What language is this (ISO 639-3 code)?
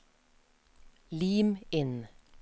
nor